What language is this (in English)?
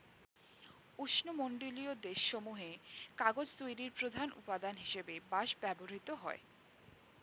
Bangla